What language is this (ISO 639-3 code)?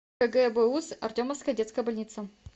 rus